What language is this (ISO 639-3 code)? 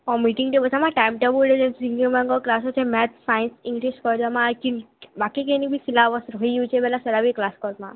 ori